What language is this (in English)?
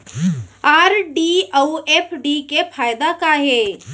Chhattisgarhi